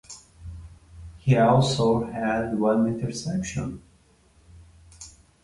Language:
English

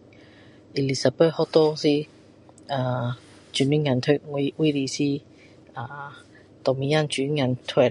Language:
Min Dong Chinese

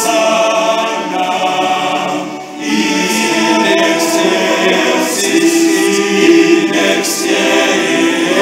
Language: Romanian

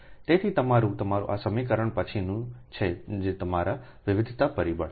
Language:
Gujarati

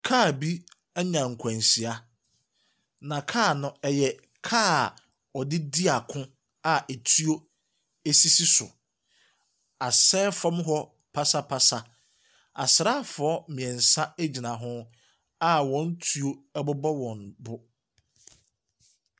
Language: Akan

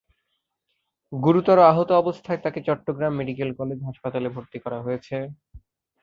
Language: Bangla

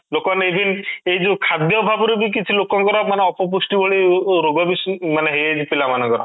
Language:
Odia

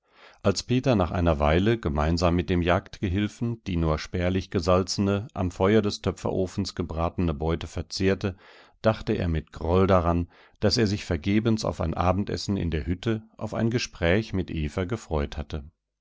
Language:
German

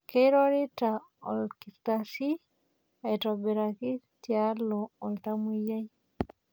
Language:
Masai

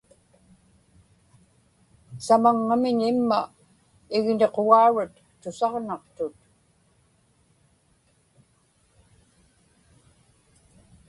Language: Inupiaq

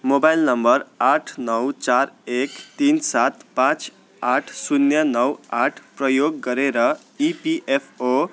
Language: Nepali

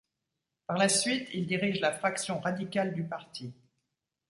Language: French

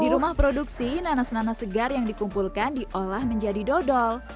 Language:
Indonesian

